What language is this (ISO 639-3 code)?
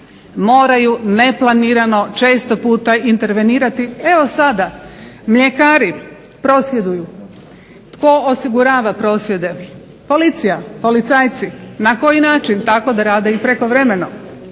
hrv